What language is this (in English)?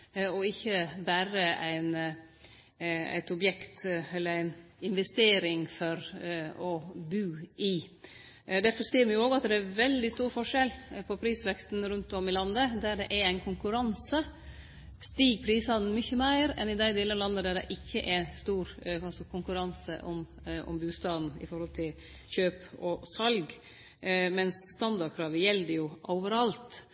Norwegian Nynorsk